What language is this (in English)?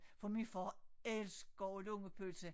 Danish